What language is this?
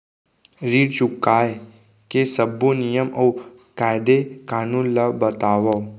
Chhattisgarhi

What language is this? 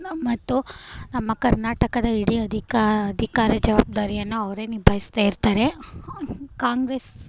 Kannada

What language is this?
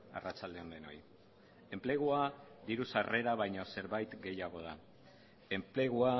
Basque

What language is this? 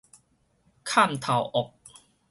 Min Nan Chinese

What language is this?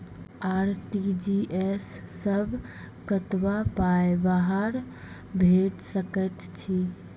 Maithili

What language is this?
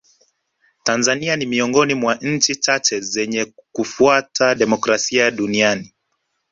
Swahili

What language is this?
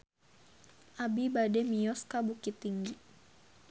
Sundanese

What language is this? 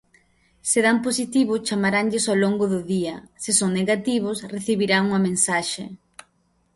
Galician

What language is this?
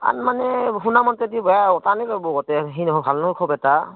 Assamese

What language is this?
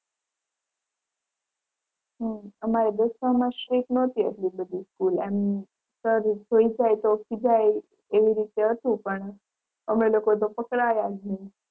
Gujarati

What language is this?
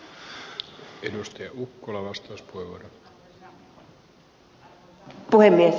Finnish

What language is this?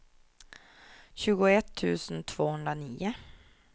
Swedish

